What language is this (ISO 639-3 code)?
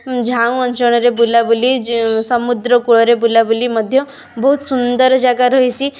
ori